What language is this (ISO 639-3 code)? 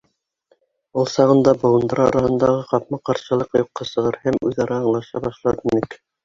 bak